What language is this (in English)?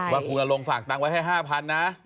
Thai